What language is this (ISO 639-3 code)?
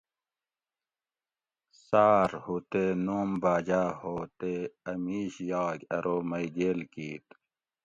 gwc